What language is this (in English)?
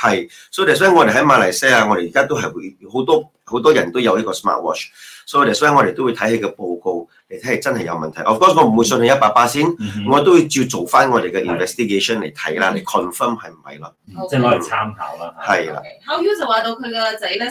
Chinese